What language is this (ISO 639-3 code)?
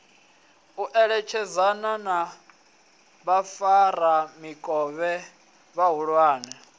ven